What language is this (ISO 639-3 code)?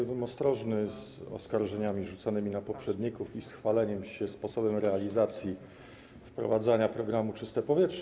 pol